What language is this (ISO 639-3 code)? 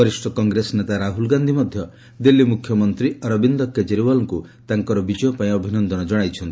ori